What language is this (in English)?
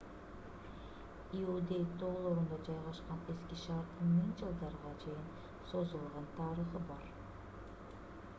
Kyrgyz